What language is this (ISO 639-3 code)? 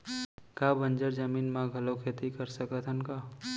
hne